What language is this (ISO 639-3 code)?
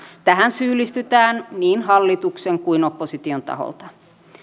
fin